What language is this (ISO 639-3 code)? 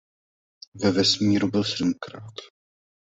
ces